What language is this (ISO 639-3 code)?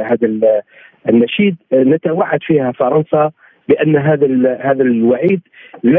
ara